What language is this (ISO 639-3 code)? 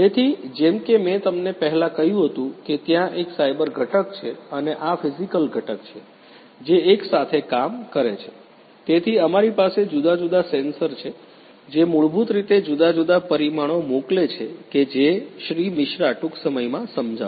guj